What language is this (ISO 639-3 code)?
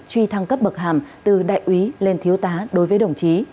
vie